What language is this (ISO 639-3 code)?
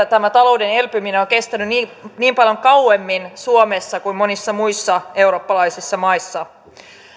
fin